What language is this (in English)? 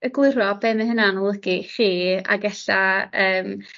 Welsh